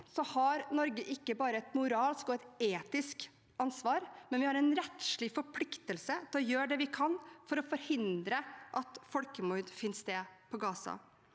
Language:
Norwegian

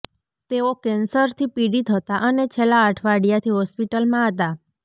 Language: Gujarati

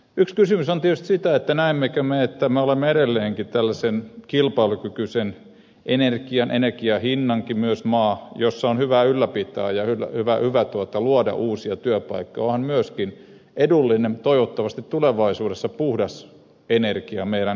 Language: Finnish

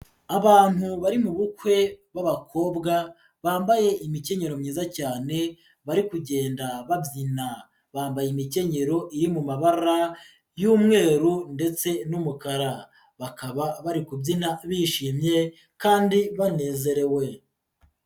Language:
Kinyarwanda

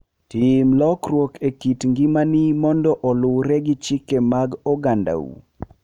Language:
Luo (Kenya and Tanzania)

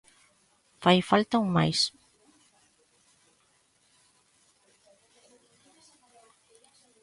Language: Galician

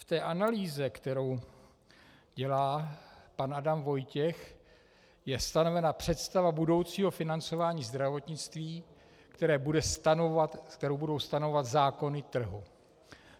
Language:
Czech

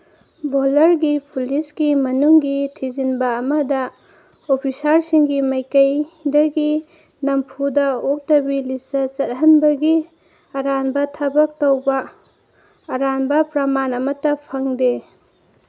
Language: Manipuri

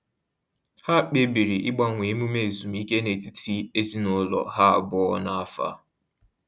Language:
Igbo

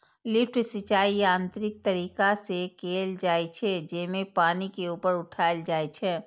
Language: Maithili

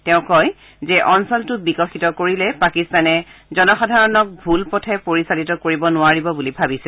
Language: Assamese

